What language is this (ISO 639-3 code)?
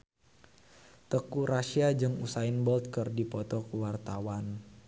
sun